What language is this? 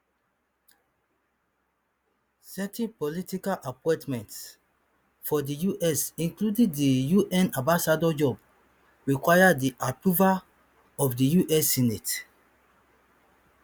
Nigerian Pidgin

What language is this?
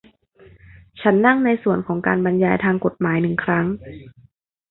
Thai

